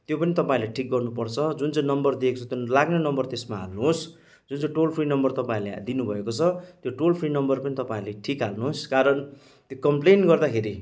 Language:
Nepali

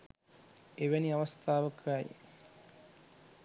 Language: Sinhala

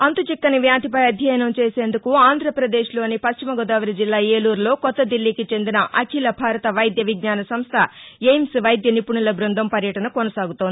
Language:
Telugu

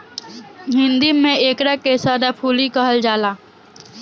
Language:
Bhojpuri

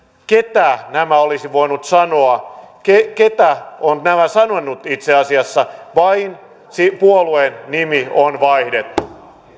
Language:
Finnish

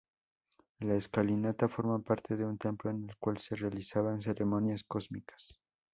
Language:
Spanish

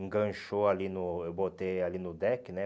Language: Portuguese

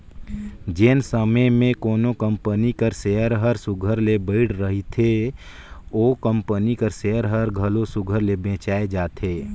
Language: Chhattisgarhi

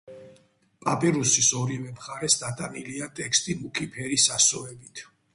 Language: Georgian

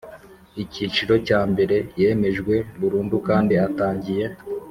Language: Kinyarwanda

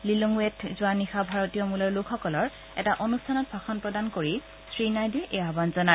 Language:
Assamese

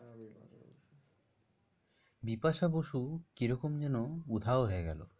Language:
Bangla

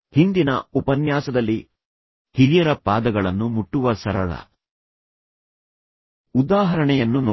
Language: Kannada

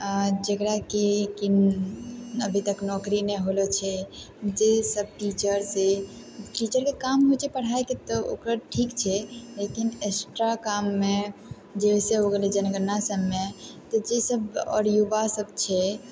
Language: Maithili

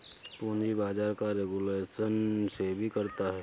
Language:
Hindi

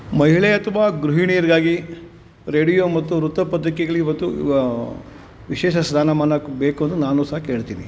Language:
Kannada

